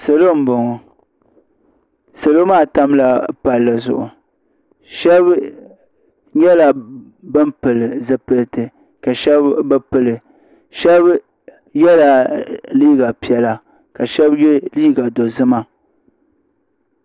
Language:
Dagbani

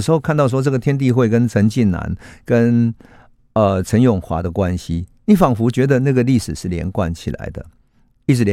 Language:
Chinese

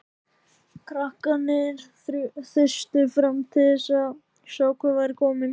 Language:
Icelandic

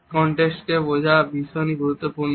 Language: Bangla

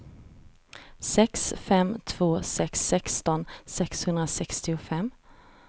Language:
Swedish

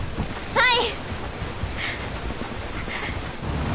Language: Japanese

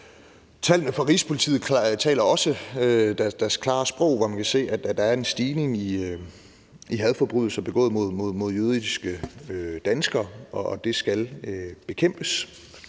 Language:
Danish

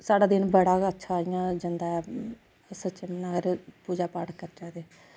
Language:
Dogri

